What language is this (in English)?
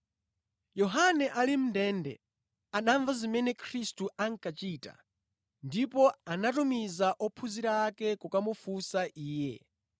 Nyanja